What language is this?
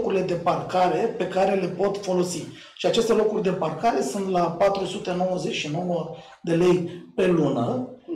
Romanian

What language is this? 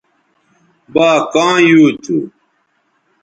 Bateri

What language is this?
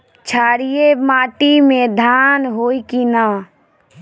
Bhojpuri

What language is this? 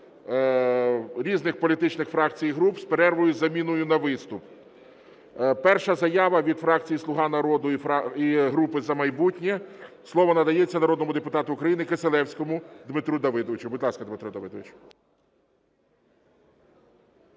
Ukrainian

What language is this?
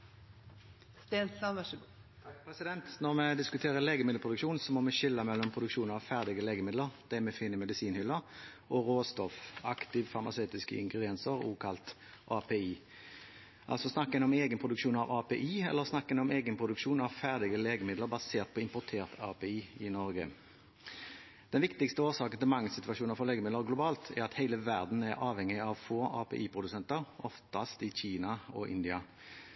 Norwegian Bokmål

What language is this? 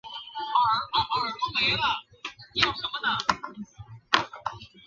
Chinese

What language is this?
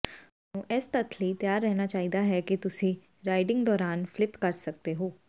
Punjabi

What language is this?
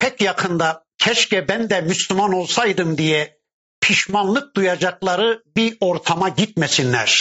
Turkish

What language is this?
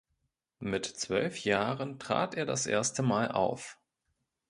German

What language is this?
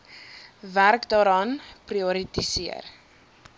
Afrikaans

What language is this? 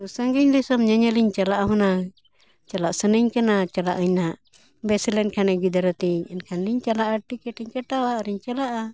Santali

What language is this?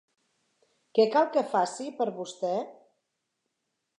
Catalan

